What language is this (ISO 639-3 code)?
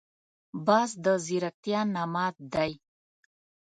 pus